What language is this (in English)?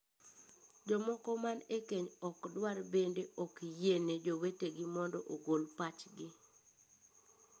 Luo (Kenya and Tanzania)